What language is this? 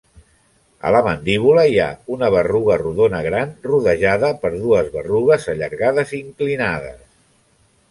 Catalan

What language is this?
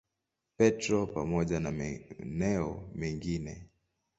Swahili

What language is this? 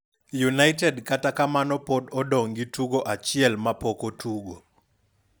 Luo (Kenya and Tanzania)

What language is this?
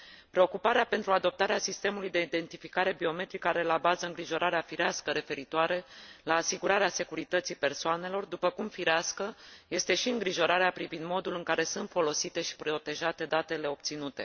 Romanian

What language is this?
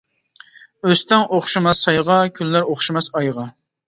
Uyghur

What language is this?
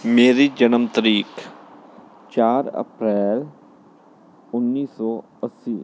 Punjabi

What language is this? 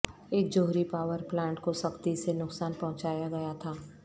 Urdu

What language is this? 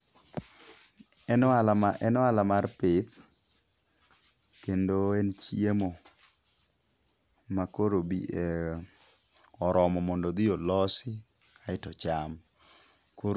Luo (Kenya and Tanzania)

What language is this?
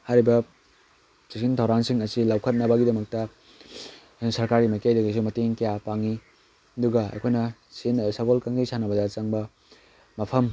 Manipuri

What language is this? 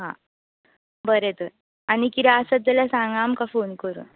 Konkani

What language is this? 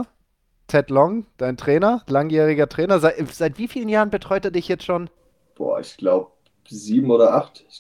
German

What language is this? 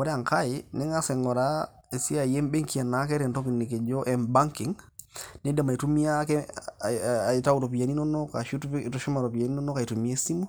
Masai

